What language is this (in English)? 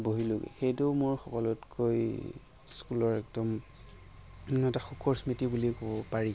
Assamese